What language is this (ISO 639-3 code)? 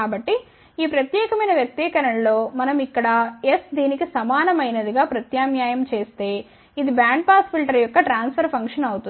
tel